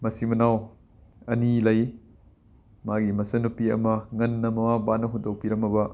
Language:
Manipuri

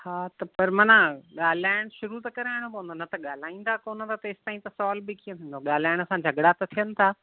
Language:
Sindhi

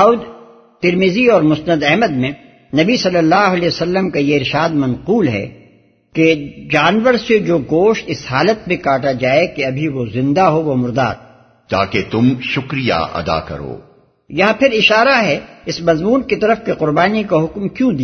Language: Urdu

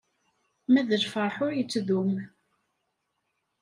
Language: Kabyle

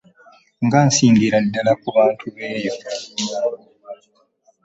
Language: Ganda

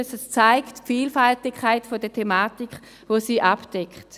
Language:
Swiss German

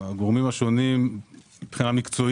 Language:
Hebrew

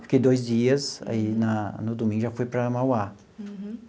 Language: Portuguese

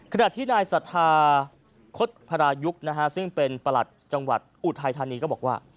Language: Thai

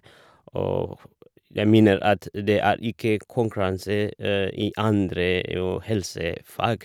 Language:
Norwegian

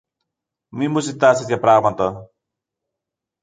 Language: Greek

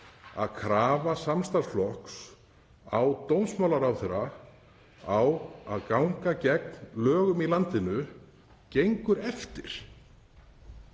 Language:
Icelandic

